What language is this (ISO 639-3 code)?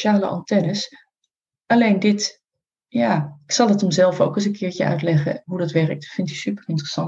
nld